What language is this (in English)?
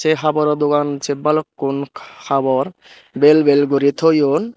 Chakma